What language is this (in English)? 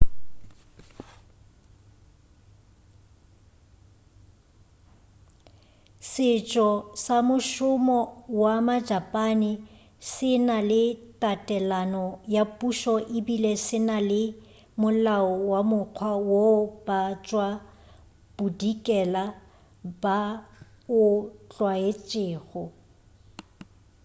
Northern Sotho